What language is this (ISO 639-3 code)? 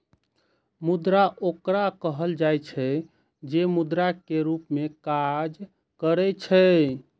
mai